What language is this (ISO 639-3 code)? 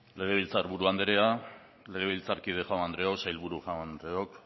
eus